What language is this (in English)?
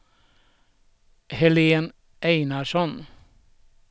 Swedish